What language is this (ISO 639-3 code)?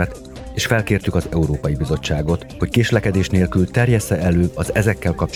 hun